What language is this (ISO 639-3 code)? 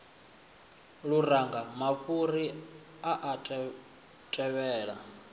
ven